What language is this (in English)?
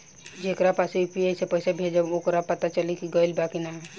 Bhojpuri